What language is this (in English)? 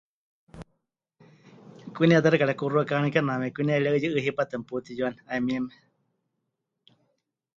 Huichol